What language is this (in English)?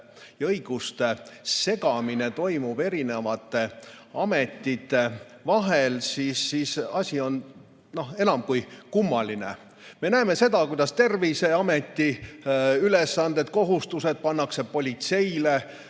Estonian